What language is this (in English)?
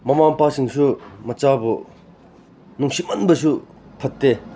Manipuri